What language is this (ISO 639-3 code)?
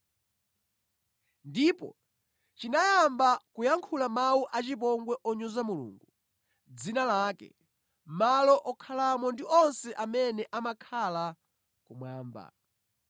nya